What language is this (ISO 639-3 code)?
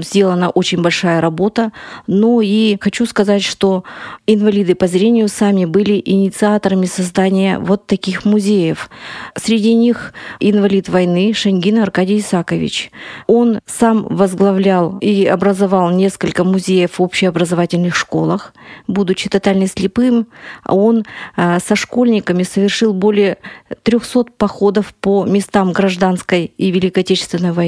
rus